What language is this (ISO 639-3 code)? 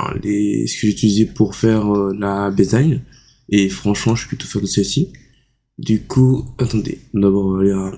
fra